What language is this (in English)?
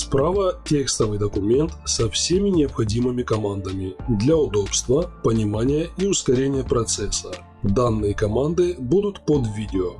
Russian